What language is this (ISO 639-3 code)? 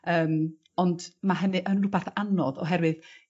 cym